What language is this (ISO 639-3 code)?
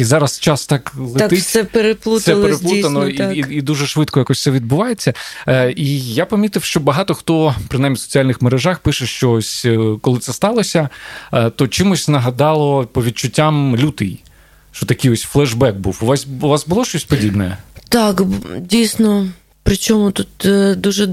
ukr